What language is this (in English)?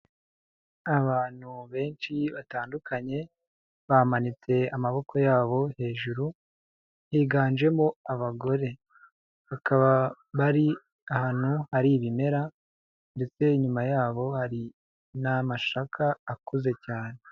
Kinyarwanda